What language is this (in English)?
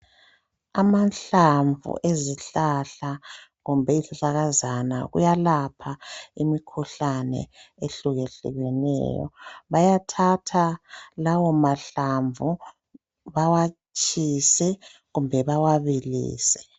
North Ndebele